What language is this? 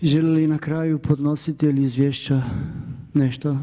Croatian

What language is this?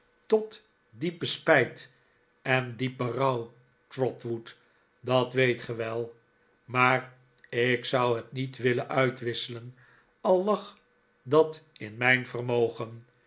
Dutch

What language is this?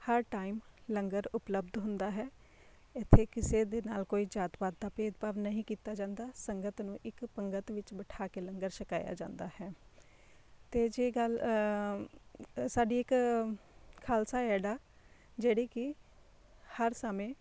Punjabi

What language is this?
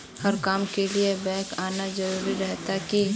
Magahi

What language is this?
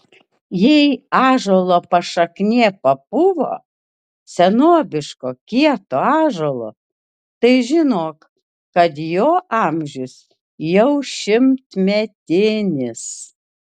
Lithuanian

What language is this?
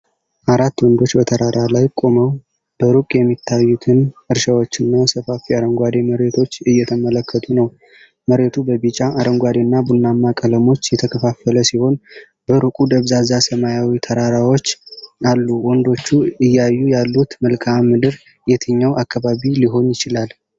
Amharic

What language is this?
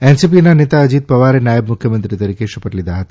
Gujarati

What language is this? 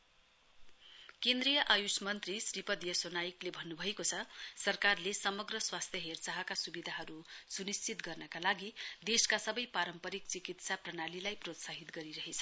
Nepali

